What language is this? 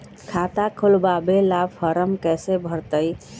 Magahi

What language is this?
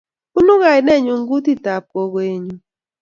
Kalenjin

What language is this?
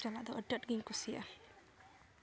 Santali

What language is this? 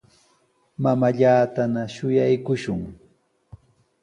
Sihuas Ancash Quechua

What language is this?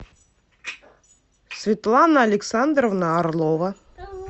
Russian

